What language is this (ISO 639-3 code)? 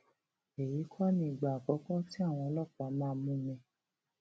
yor